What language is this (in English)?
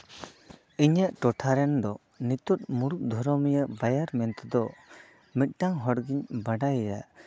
Santali